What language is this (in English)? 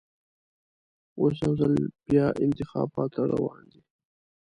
Pashto